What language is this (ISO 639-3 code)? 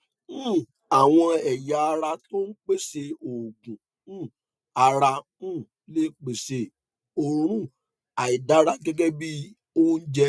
yor